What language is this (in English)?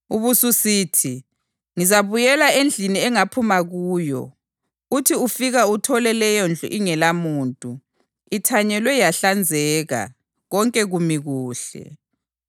North Ndebele